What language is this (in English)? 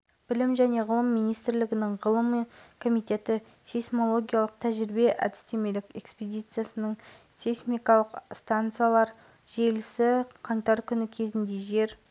Kazakh